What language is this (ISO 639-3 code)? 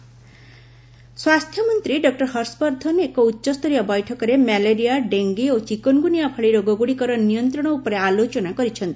ori